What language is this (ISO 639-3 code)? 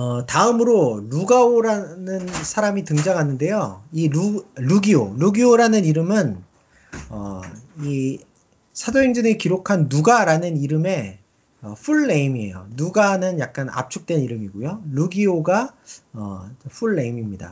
kor